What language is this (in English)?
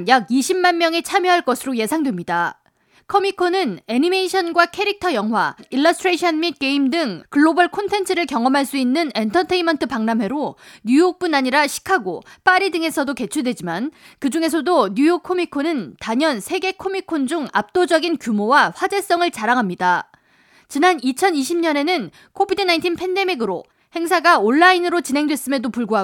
Korean